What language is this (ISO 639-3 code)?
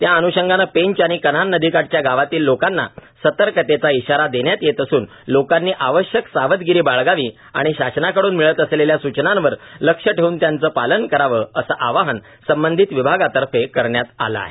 mar